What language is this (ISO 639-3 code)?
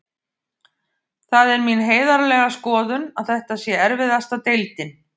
isl